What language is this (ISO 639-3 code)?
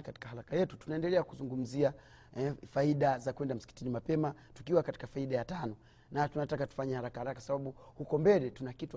swa